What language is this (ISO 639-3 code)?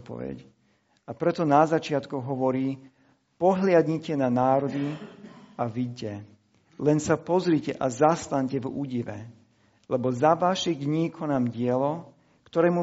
slk